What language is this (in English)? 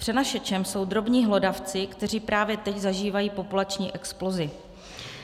Czech